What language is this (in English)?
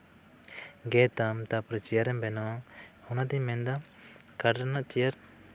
Santali